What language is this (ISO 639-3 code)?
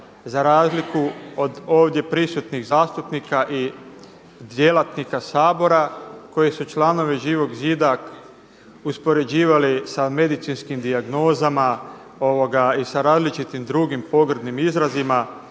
hrv